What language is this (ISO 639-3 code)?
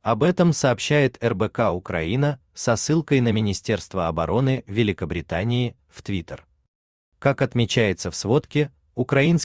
rus